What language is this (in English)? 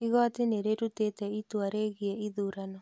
Kikuyu